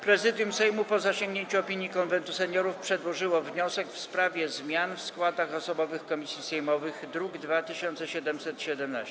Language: Polish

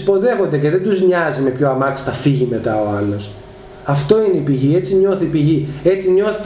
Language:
Greek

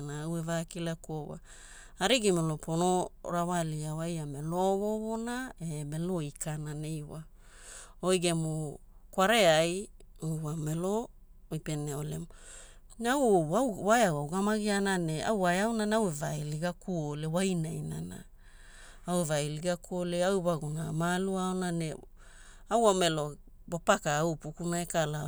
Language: Hula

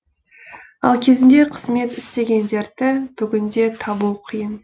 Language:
Kazakh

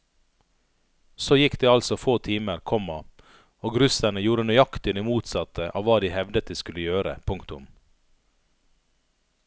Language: Norwegian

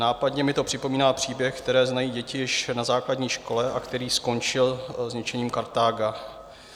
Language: Czech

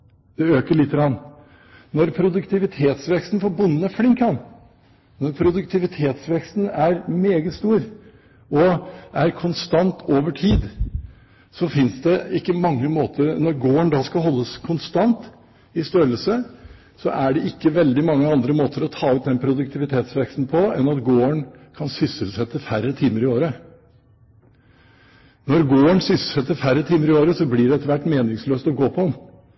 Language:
Norwegian Bokmål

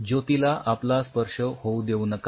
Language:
Marathi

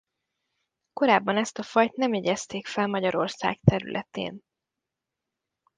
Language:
Hungarian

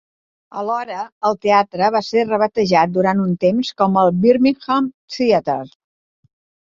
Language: Catalan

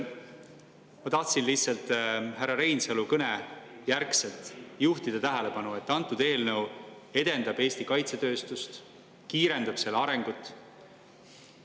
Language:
Estonian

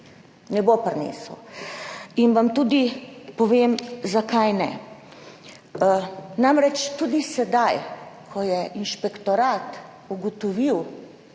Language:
Slovenian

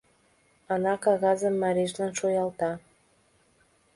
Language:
Mari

